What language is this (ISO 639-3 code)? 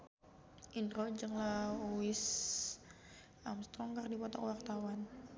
sun